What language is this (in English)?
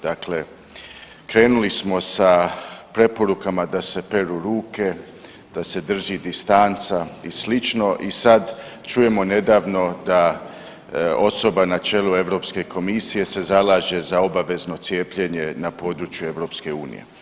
Croatian